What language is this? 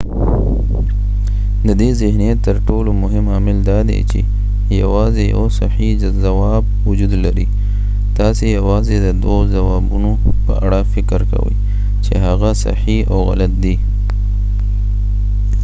Pashto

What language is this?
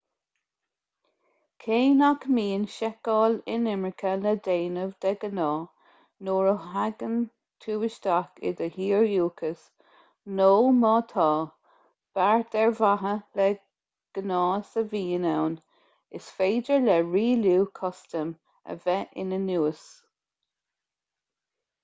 Irish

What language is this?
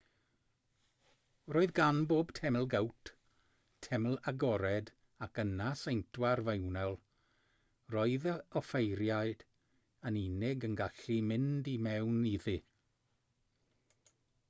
Welsh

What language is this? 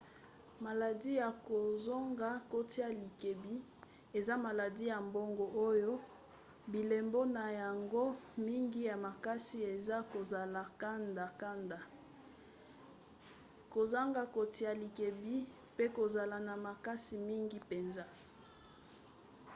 Lingala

